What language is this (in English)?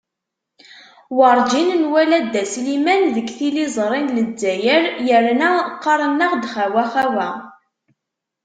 Kabyle